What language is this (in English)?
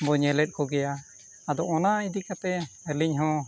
Santali